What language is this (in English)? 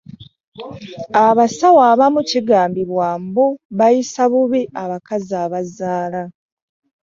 Ganda